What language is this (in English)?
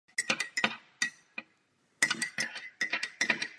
Czech